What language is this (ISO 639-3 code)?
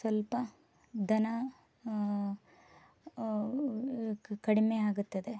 kan